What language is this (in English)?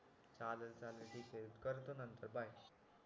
Marathi